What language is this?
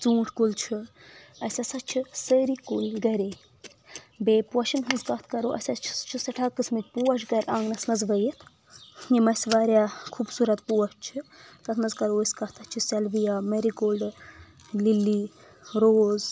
Kashmiri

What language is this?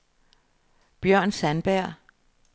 Danish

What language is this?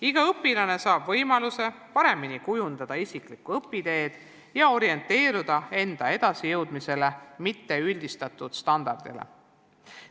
Estonian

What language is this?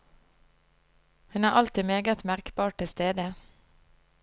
Norwegian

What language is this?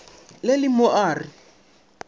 Northern Sotho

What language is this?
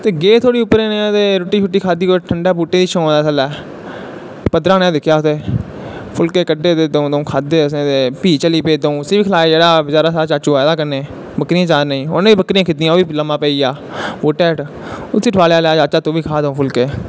Dogri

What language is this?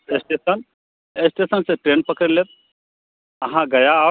Maithili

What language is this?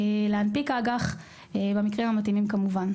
Hebrew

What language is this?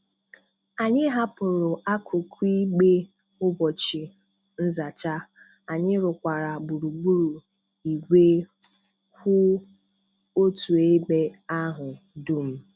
Igbo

